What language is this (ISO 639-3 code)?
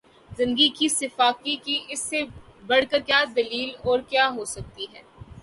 urd